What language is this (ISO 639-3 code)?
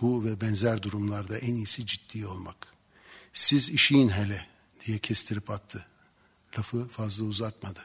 tur